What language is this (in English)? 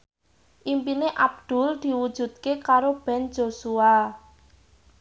Javanese